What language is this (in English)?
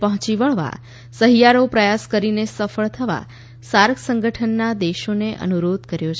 Gujarati